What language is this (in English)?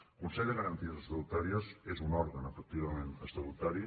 Catalan